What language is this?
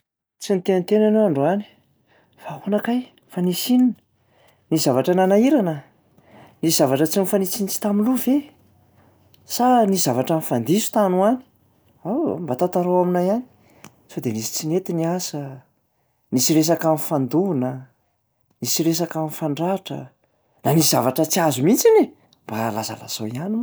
Malagasy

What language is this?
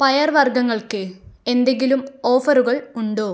Malayalam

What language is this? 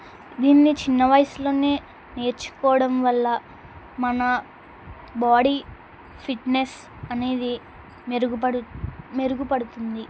Telugu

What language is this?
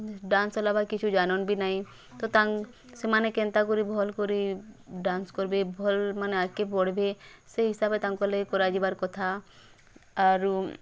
Odia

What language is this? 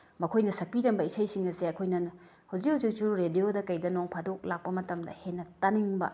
Manipuri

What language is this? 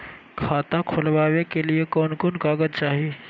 Magahi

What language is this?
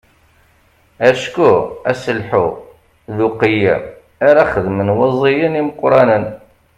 Kabyle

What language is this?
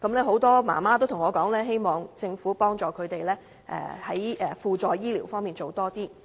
Cantonese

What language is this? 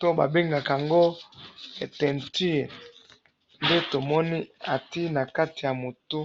Lingala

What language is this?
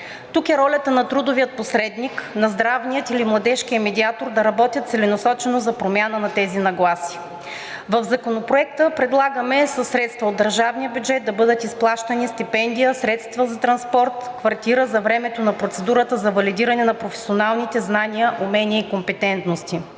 Bulgarian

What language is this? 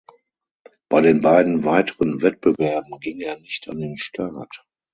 German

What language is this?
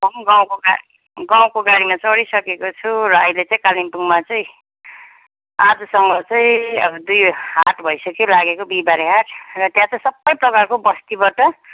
Nepali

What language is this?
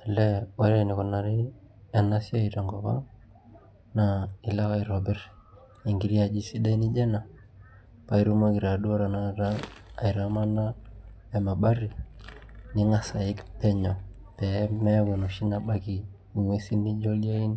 Masai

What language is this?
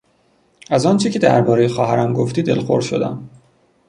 Persian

